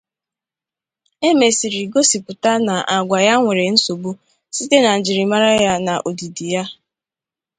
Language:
Igbo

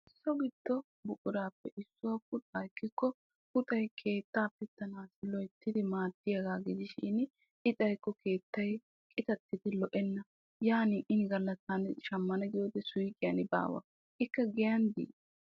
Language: Wolaytta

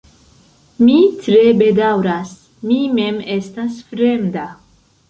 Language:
Esperanto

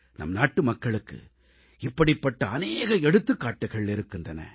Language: Tamil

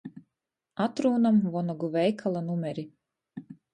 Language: Latgalian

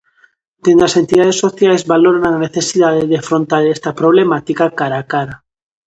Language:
Galician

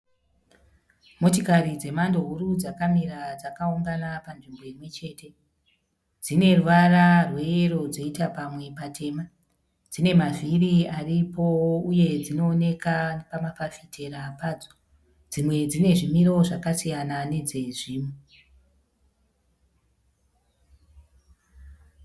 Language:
Shona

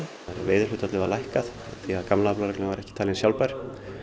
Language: Icelandic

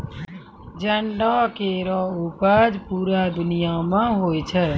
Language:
Maithili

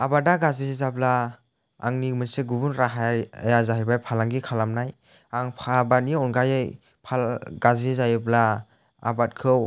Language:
Bodo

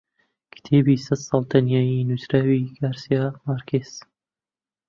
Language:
Central Kurdish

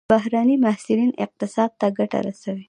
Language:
Pashto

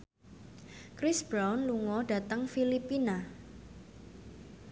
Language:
Javanese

